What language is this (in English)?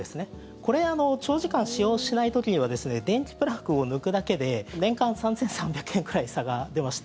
Japanese